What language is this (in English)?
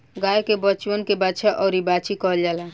Bhojpuri